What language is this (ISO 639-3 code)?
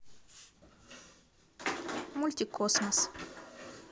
rus